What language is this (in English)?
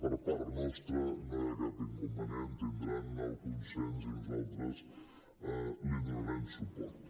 Catalan